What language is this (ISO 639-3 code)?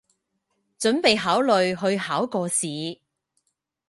yue